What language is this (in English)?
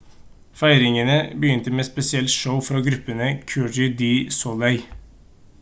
Norwegian Bokmål